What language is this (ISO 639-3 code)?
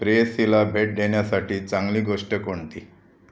mar